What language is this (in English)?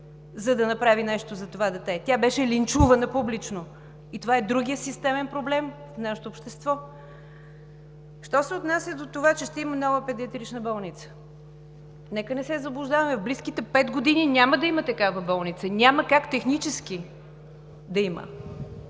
Bulgarian